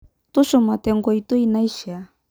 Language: Masai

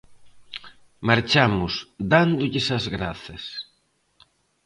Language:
Galician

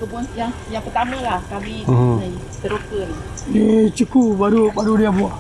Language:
Malay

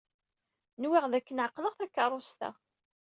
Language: Kabyle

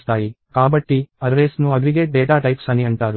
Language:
Telugu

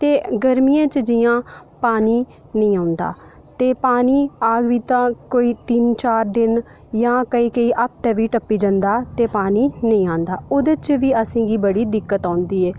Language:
Dogri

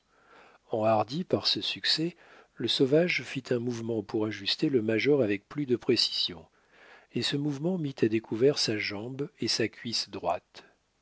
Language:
French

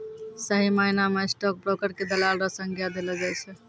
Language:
Maithili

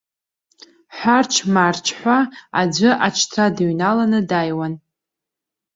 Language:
Abkhazian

